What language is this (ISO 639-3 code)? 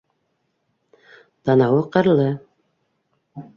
bak